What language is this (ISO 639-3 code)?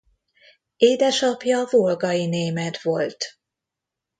hun